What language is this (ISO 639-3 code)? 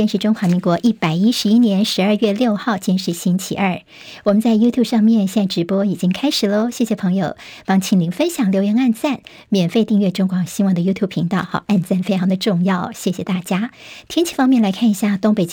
zho